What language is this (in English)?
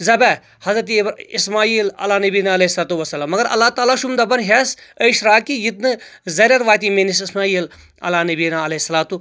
Kashmiri